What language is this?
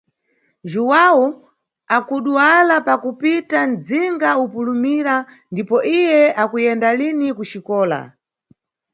Nyungwe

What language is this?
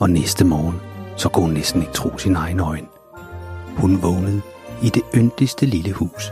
Danish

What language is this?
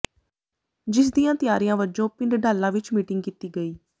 Punjabi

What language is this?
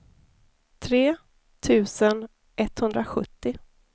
Swedish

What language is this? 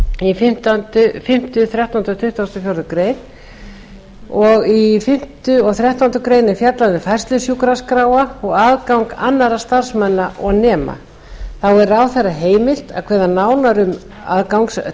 Icelandic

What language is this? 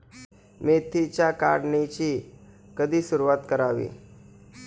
Marathi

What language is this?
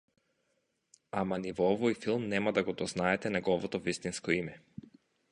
Macedonian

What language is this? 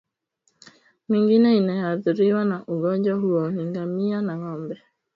Swahili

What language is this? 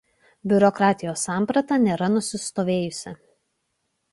Lithuanian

